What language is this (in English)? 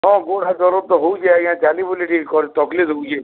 Odia